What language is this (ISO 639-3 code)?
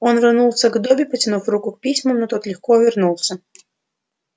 rus